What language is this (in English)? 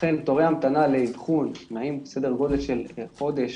Hebrew